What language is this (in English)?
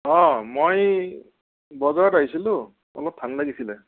Assamese